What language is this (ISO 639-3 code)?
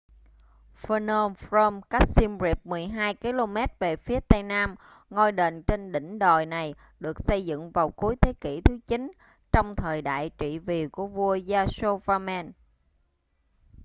vie